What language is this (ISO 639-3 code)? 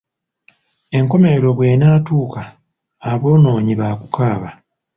lug